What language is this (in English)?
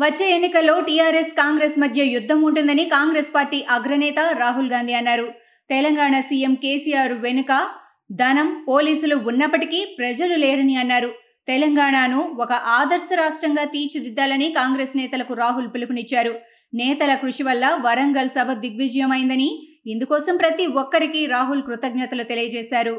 Telugu